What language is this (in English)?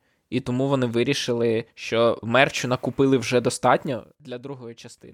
Ukrainian